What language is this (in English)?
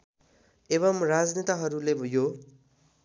Nepali